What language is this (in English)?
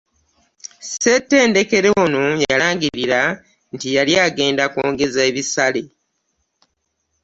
Ganda